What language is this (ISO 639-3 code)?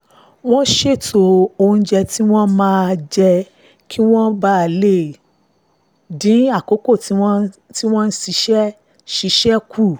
yor